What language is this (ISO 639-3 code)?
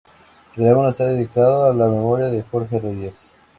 spa